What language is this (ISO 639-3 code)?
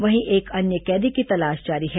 hin